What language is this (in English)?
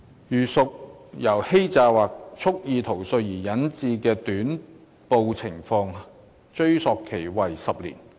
Cantonese